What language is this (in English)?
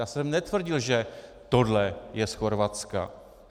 Czech